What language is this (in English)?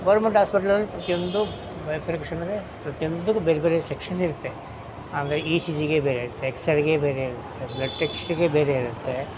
Kannada